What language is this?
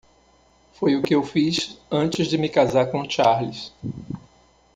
Portuguese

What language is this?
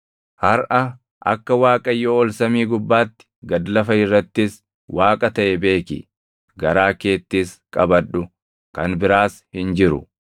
Oromo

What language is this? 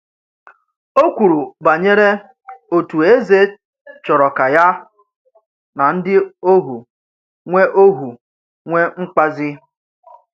Igbo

